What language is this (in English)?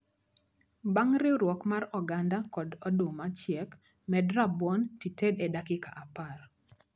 Luo (Kenya and Tanzania)